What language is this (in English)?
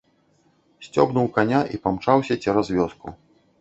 Belarusian